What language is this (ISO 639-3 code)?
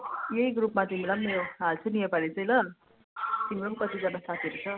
nep